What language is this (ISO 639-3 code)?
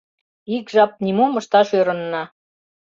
chm